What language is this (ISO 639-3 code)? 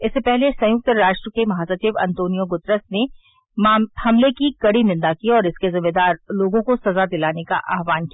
hin